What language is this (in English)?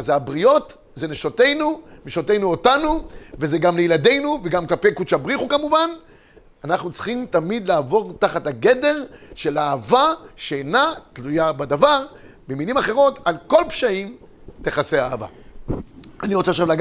Hebrew